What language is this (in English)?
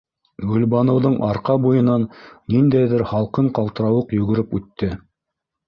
Bashkir